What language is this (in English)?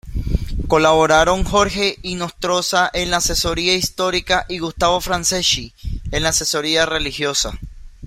Spanish